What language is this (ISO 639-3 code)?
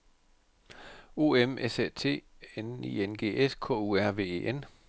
dan